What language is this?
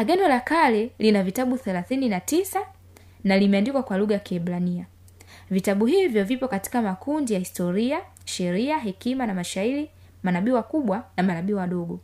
Swahili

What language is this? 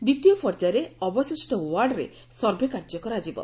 Odia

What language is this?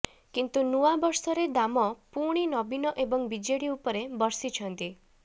Odia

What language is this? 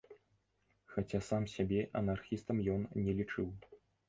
Belarusian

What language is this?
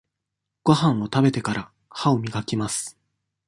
Japanese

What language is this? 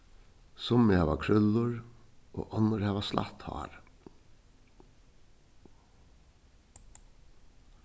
Faroese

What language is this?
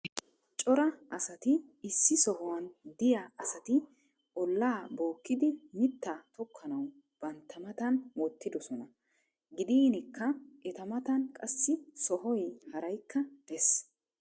Wolaytta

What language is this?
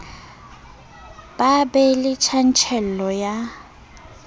Southern Sotho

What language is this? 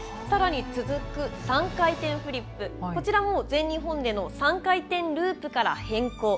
Japanese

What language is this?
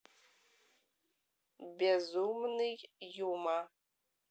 Russian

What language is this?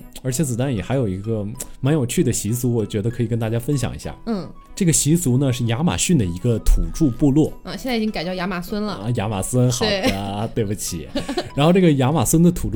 Chinese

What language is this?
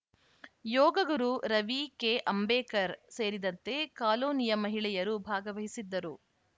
Kannada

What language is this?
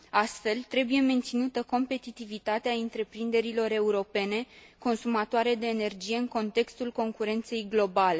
Romanian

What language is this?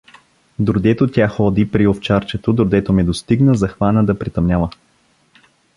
Bulgarian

